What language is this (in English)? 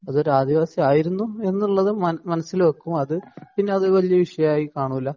Malayalam